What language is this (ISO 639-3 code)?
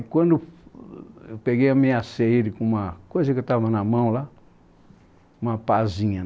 por